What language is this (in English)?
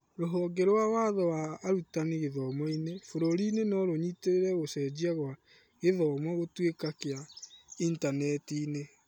Kikuyu